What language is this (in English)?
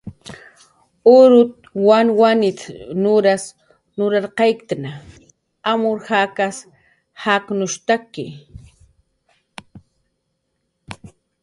Jaqaru